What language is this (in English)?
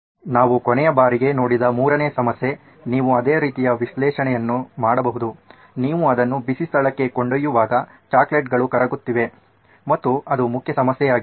Kannada